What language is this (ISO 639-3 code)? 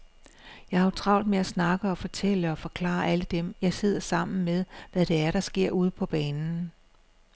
dan